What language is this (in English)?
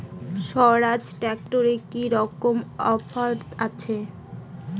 Bangla